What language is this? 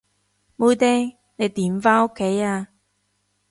Cantonese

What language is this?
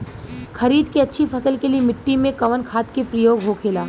Bhojpuri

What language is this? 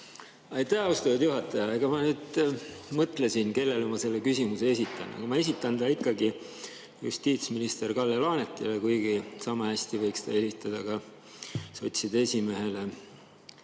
Estonian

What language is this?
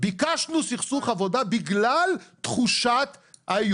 Hebrew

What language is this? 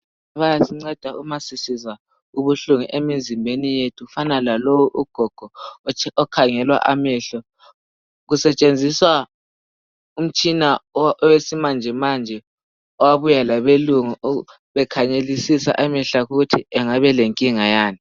North Ndebele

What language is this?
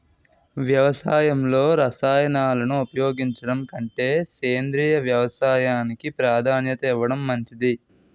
Telugu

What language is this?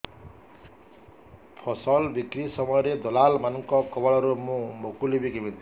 Odia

